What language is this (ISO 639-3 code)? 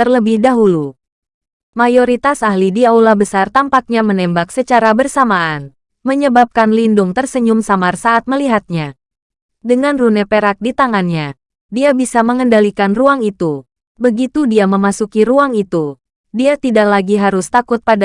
ind